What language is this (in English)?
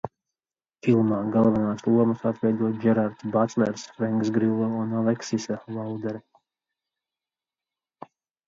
Latvian